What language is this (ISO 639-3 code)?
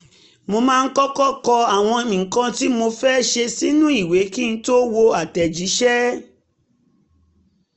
yor